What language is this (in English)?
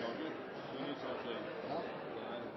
Norwegian Nynorsk